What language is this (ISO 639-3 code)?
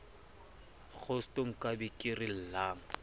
sot